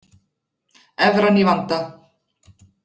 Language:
Icelandic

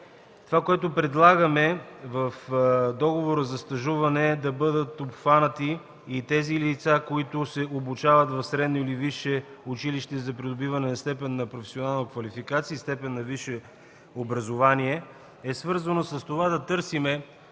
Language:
Bulgarian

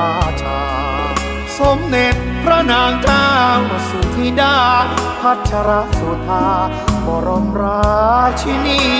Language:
Thai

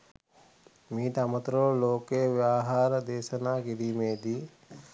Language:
Sinhala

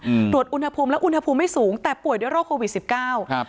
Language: Thai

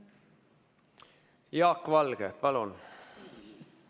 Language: Estonian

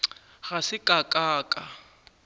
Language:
Northern Sotho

